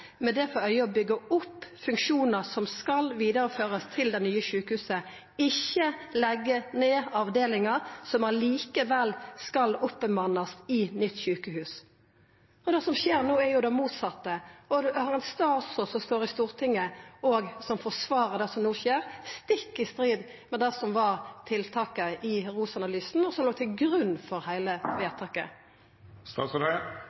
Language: Norwegian Nynorsk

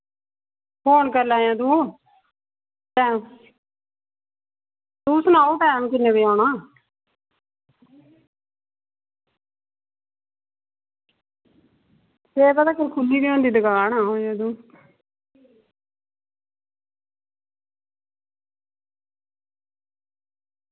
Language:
Dogri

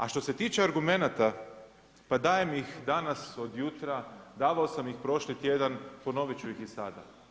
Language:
Croatian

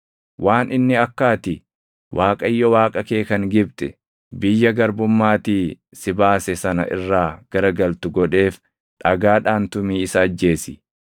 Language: Oromo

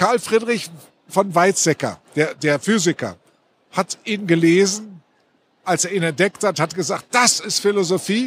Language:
German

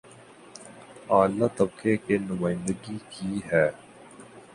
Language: Urdu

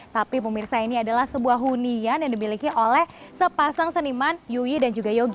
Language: Indonesian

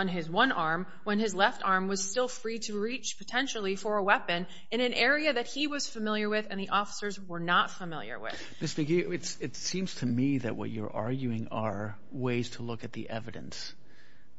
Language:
English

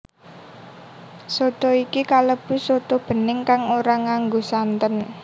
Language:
Javanese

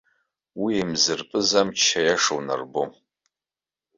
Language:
Abkhazian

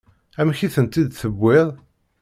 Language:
Kabyle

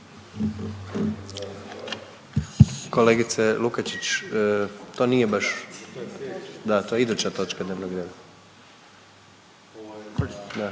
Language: Croatian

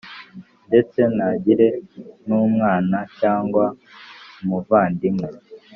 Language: Kinyarwanda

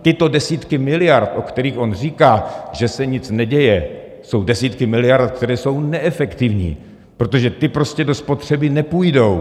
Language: Czech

